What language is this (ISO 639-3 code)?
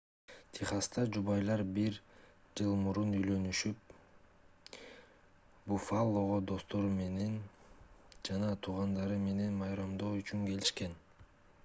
kir